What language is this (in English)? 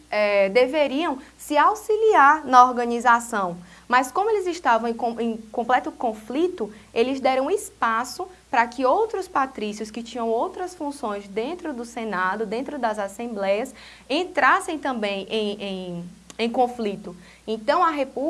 Portuguese